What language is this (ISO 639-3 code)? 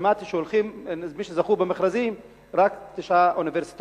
heb